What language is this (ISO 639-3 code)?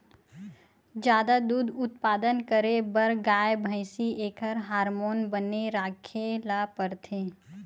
hne